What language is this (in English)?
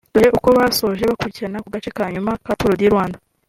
Kinyarwanda